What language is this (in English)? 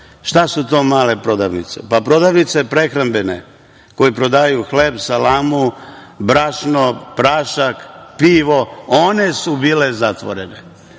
Serbian